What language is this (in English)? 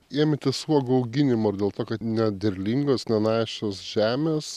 Lithuanian